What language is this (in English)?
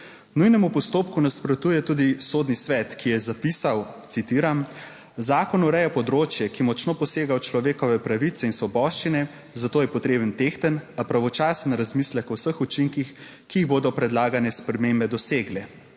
Slovenian